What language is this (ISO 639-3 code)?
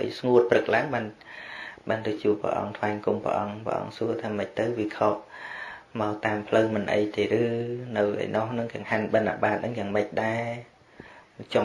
vie